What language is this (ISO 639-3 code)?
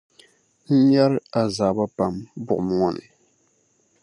dag